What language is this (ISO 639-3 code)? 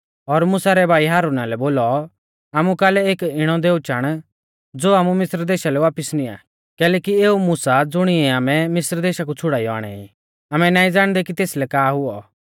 bfz